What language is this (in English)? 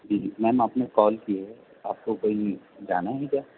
Urdu